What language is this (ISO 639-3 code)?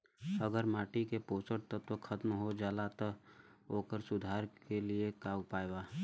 bho